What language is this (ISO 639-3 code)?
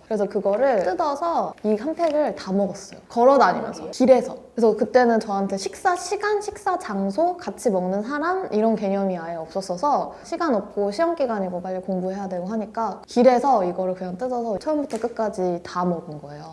kor